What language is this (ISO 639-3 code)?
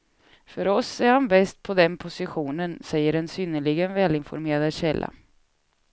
swe